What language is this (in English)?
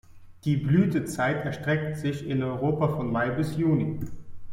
German